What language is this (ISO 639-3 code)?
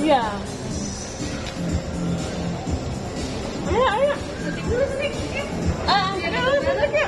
ind